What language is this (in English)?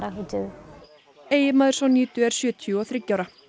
Icelandic